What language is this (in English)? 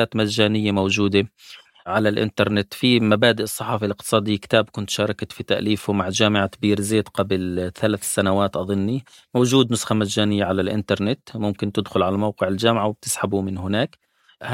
Arabic